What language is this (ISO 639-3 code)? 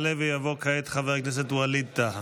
heb